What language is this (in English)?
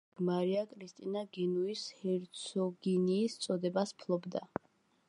Georgian